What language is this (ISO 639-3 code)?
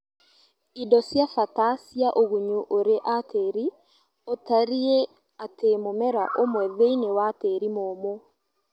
kik